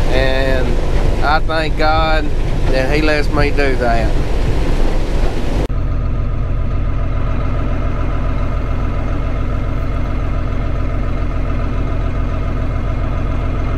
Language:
English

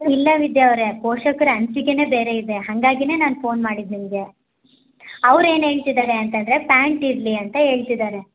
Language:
Kannada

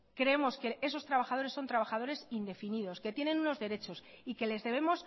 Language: Spanish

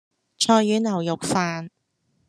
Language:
Cantonese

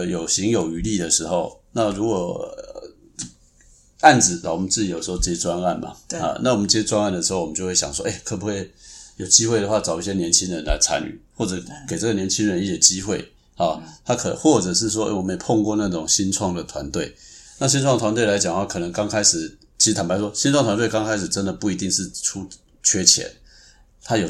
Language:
Chinese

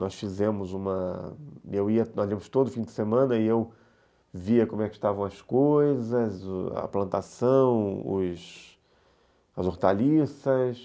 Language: Portuguese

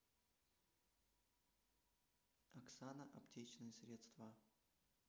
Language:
Russian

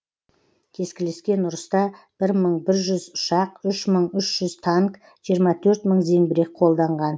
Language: Kazakh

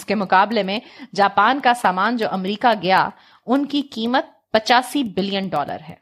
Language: Urdu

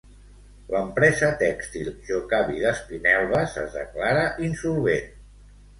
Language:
Catalan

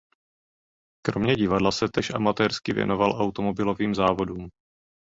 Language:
Czech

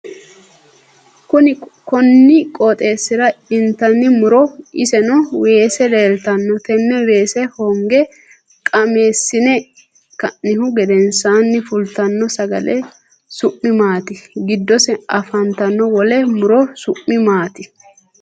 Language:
Sidamo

